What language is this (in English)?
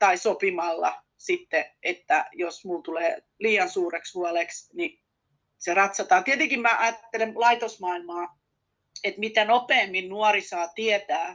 Finnish